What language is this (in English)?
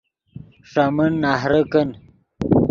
Yidgha